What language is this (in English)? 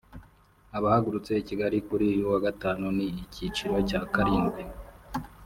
Kinyarwanda